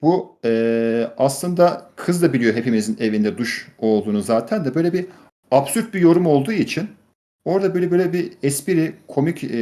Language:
Turkish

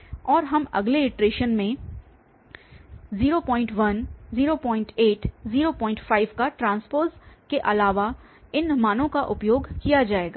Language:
Hindi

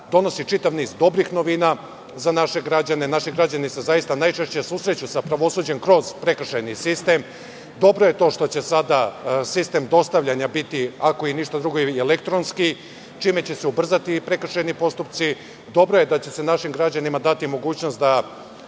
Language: Serbian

